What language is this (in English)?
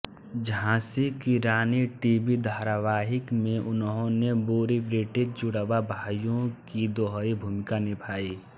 Hindi